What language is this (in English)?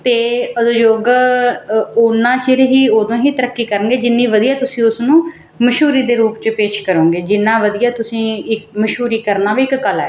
Punjabi